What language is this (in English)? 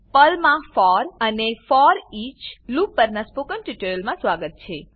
Gujarati